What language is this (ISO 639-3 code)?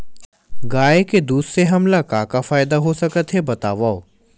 hne